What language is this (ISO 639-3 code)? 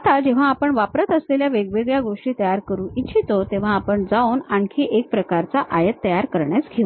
mar